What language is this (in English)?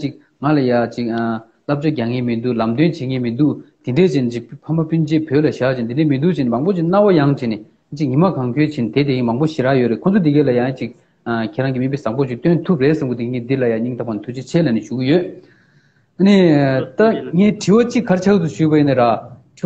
Romanian